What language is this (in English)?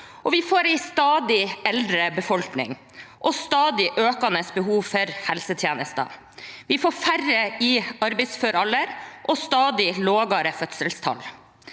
Norwegian